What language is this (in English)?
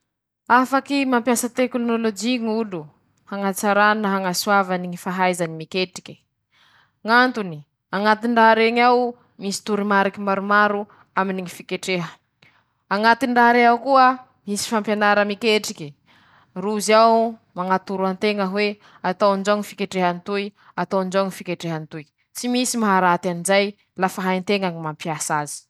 Masikoro Malagasy